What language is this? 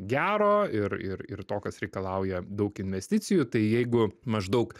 Lithuanian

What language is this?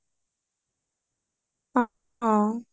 Assamese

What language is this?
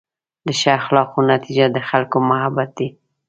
Pashto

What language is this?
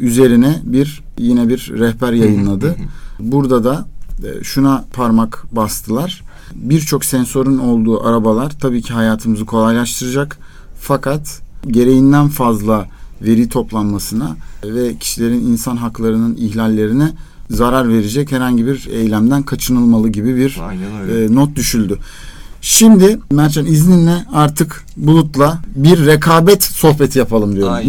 Turkish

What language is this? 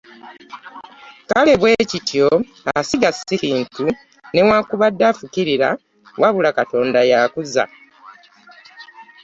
Ganda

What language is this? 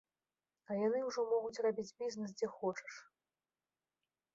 Belarusian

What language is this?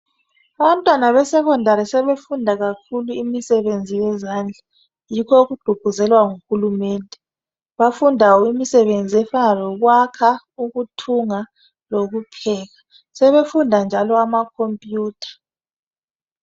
North Ndebele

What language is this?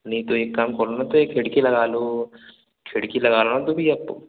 Hindi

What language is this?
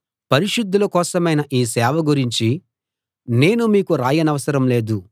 Telugu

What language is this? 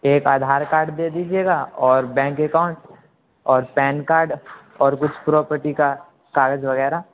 Urdu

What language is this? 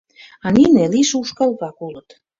Mari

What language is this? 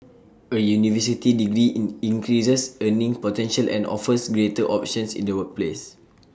English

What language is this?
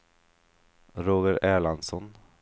Swedish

